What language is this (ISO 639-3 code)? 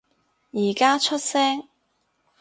yue